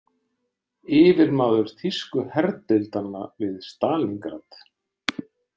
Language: Icelandic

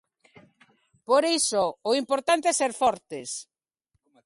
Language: Galician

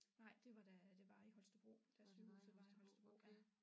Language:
Danish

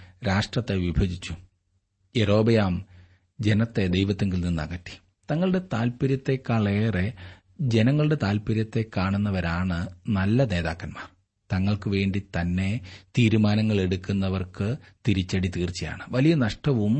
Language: Malayalam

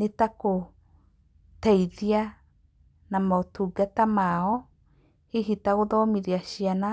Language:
Kikuyu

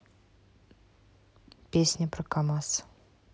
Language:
Russian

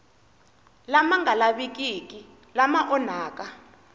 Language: Tsonga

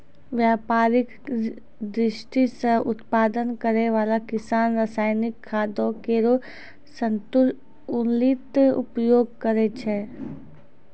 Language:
Maithili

